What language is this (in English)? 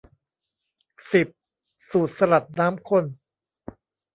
Thai